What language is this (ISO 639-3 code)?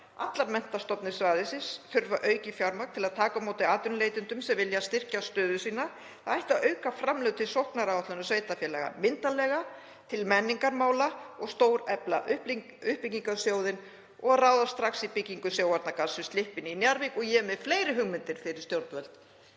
isl